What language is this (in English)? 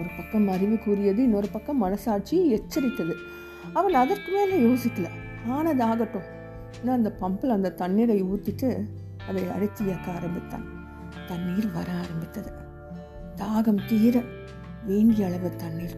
Tamil